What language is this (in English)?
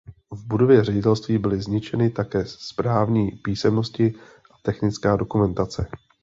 Czech